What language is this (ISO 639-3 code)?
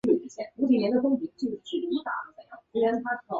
zho